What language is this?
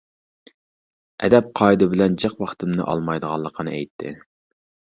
Uyghur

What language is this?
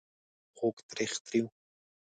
Pashto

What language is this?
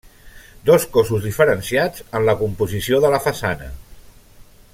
Catalan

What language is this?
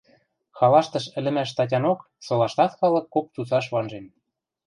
Western Mari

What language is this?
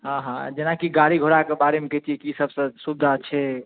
Maithili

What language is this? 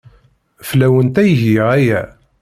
Kabyle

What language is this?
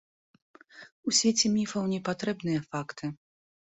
Belarusian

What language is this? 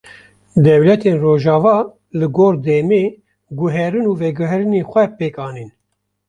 Kurdish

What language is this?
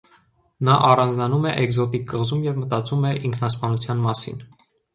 Armenian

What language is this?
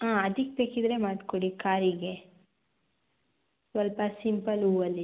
Kannada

